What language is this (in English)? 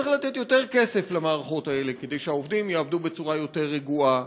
Hebrew